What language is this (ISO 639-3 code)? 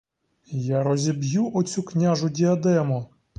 ukr